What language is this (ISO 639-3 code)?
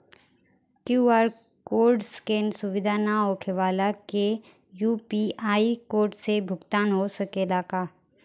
bho